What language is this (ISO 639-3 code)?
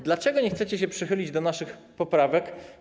pol